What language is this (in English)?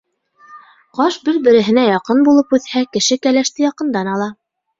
Bashkir